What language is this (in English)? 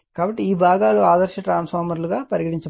Telugu